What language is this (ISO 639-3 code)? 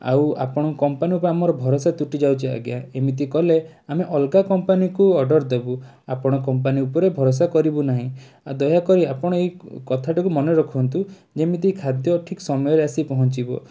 ori